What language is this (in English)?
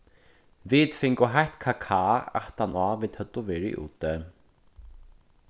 Faroese